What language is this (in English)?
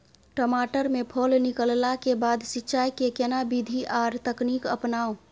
Maithili